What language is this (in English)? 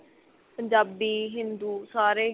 Punjabi